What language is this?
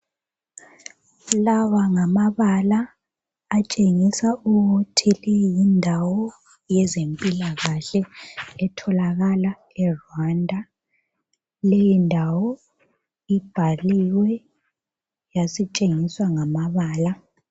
North Ndebele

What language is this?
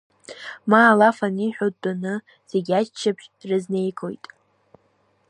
Abkhazian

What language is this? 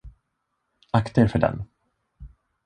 Swedish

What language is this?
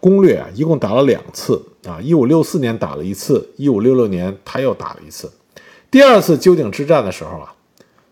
Chinese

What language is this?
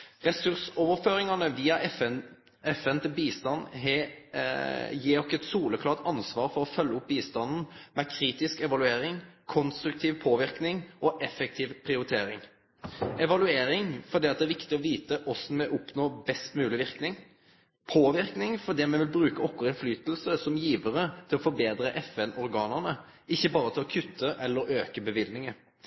Norwegian Nynorsk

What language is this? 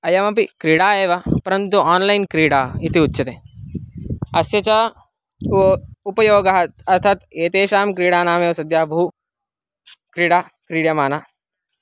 Sanskrit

